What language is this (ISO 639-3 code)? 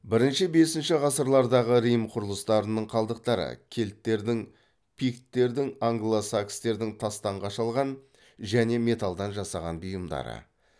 kaz